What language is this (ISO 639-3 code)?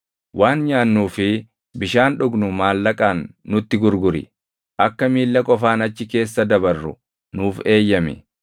orm